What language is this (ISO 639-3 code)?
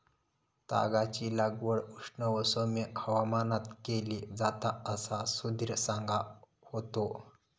mar